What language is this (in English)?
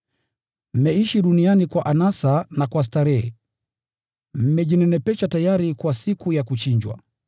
Swahili